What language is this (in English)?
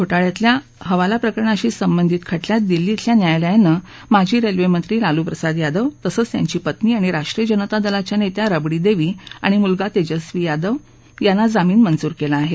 Marathi